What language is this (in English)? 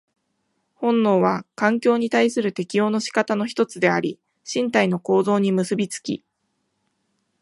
Japanese